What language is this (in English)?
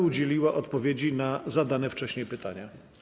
Polish